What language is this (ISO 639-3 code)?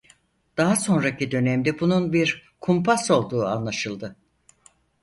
tur